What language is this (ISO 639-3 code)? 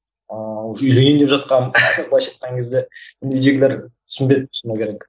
kaz